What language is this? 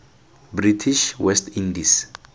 Tswana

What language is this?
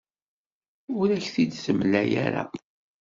Kabyle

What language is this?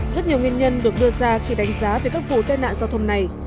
Vietnamese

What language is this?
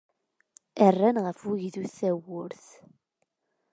Kabyle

